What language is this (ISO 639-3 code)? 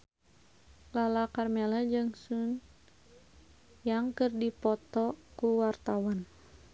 sun